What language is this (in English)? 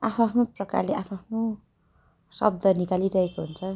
Nepali